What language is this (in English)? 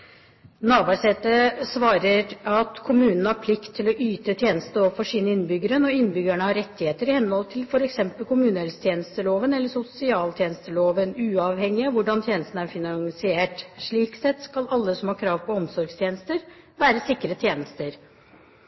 Norwegian Bokmål